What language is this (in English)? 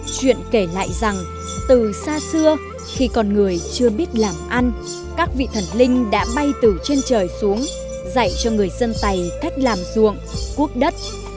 Vietnamese